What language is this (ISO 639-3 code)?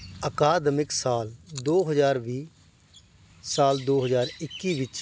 pan